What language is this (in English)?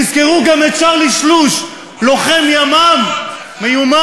Hebrew